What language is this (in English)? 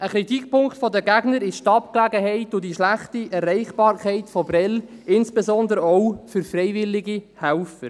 Swiss German